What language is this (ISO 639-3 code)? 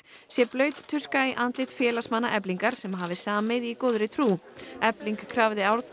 isl